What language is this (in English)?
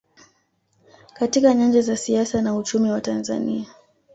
Swahili